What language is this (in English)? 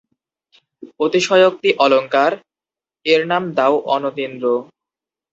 Bangla